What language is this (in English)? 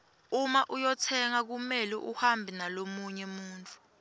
Swati